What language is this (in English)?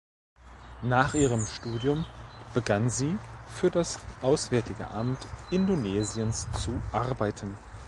German